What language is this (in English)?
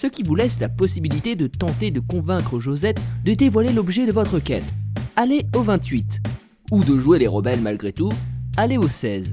French